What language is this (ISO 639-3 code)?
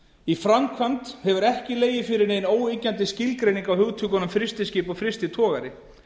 isl